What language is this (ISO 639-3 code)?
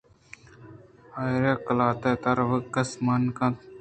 bgp